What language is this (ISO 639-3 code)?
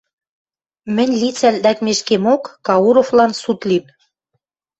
mrj